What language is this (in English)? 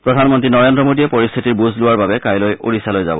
Assamese